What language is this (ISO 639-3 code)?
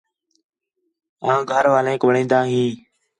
xhe